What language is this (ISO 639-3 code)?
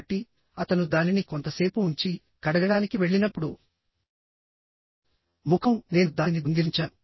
tel